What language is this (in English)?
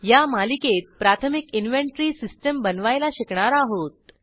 Marathi